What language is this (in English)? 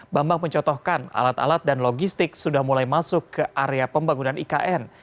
Indonesian